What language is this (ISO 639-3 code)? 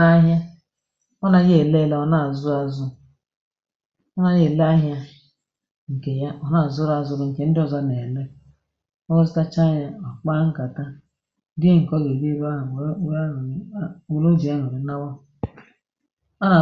ibo